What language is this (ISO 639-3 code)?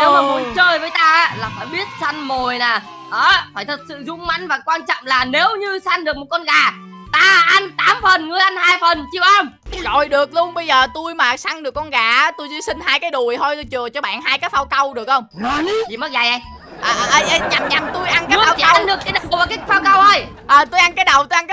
vie